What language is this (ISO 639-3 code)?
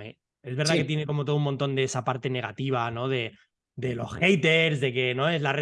spa